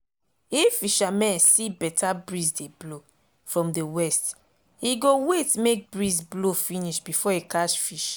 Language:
Nigerian Pidgin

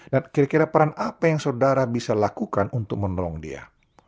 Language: Indonesian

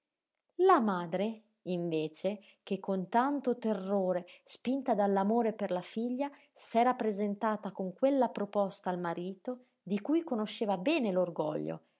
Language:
Italian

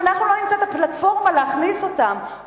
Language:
Hebrew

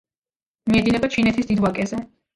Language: Georgian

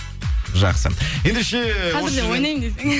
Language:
Kazakh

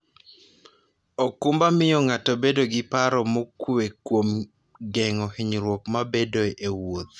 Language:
Luo (Kenya and Tanzania)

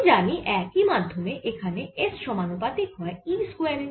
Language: Bangla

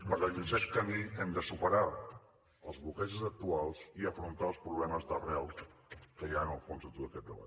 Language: Catalan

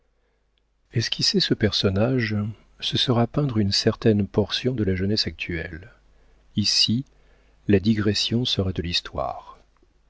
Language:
French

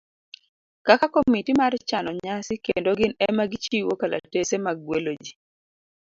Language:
Luo (Kenya and Tanzania)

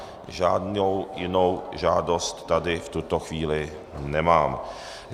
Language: Czech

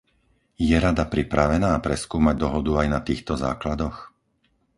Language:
Slovak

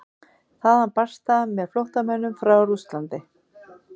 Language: Icelandic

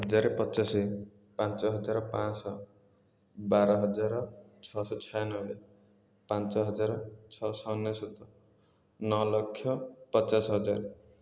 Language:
Odia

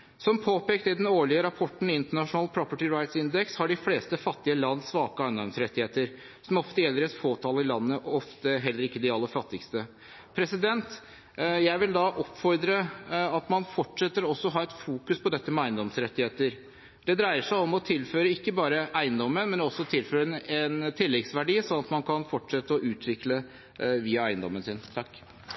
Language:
Norwegian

